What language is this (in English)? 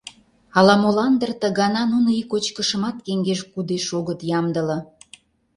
Mari